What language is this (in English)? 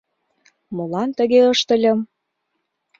Mari